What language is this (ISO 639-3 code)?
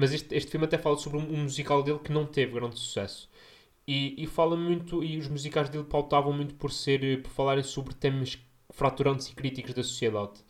por